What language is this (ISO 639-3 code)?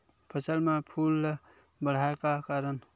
hne